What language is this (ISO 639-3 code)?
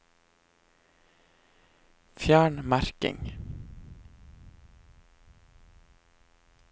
nor